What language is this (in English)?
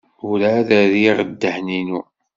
Kabyle